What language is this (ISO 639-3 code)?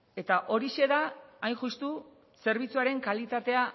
eus